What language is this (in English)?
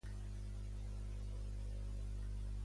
Catalan